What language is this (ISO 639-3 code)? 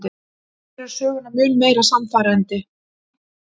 isl